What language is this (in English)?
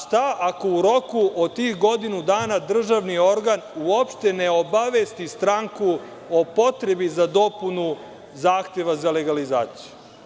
Serbian